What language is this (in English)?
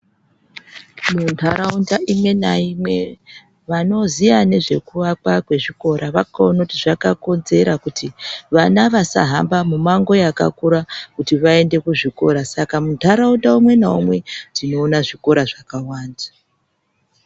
Ndau